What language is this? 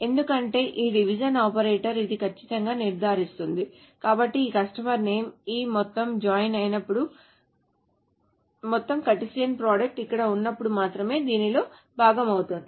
Telugu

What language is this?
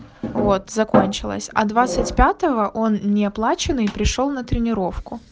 Russian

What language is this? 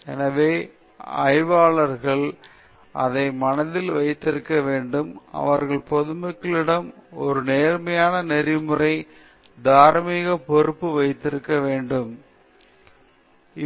Tamil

